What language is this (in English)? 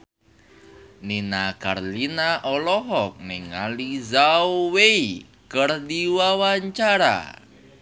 Sundanese